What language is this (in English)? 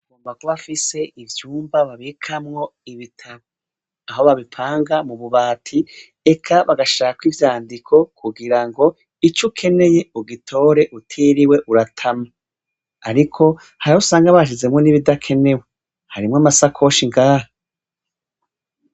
Rundi